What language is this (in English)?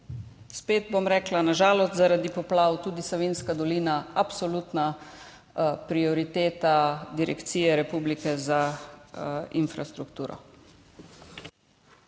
Slovenian